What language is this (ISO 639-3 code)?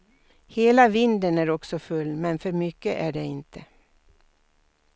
swe